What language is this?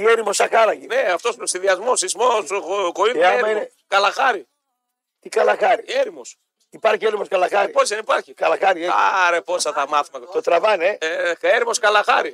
Greek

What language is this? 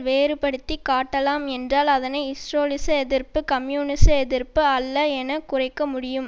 Tamil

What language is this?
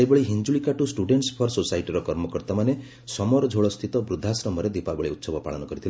Odia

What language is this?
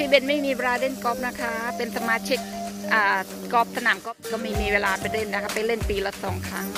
Thai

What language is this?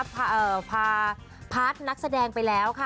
Thai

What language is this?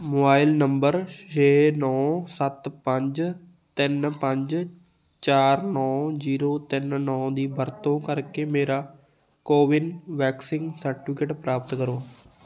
Punjabi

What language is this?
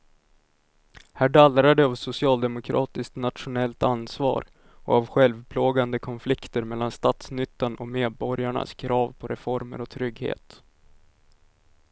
Swedish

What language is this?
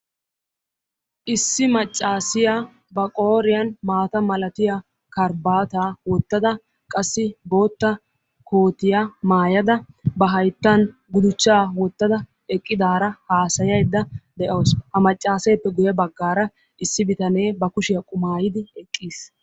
Wolaytta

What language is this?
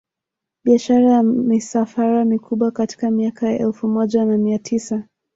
Swahili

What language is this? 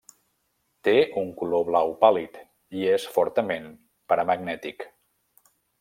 Catalan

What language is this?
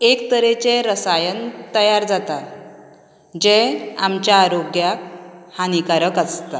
Konkani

